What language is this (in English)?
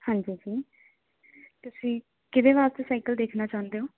Punjabi